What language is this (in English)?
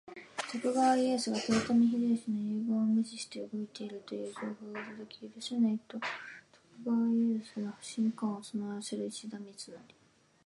Japanese